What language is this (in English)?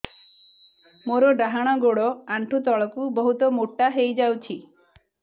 Odia